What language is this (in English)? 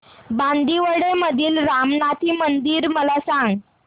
Marathi